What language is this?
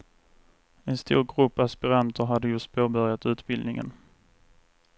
Swedish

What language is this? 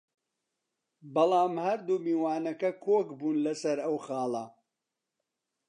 Central Kurdish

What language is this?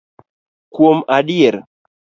Luo (Kenya and Tanzania)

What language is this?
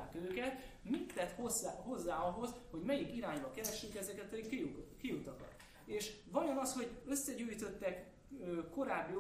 Hungarian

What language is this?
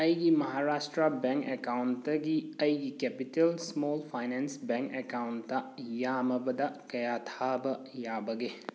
Manipuri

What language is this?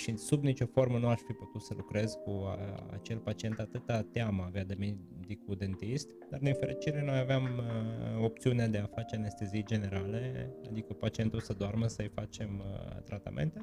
Romanian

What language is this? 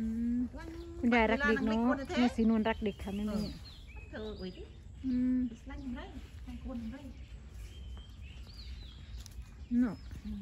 Thai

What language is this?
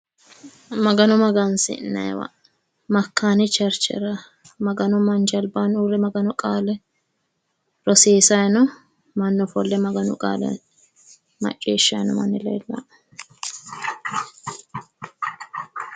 Sidamo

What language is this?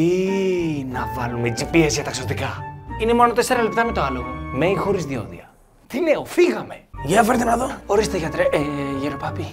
Greek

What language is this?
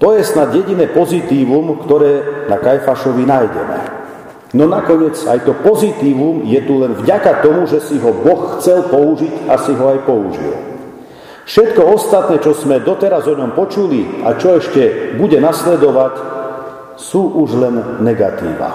Slovak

